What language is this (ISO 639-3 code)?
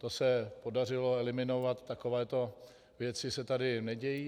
ces